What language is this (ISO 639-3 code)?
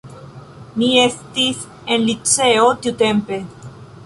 epo